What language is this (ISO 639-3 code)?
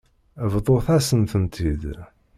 kab